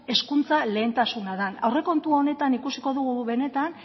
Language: Basque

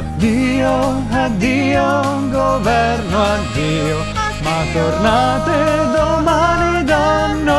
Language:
Italian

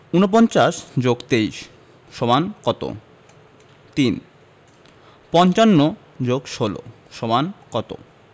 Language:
Bangla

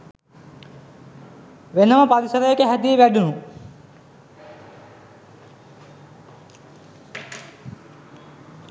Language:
Sinhala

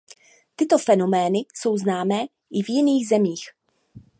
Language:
Czech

